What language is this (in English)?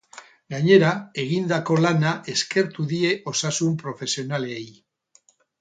Basque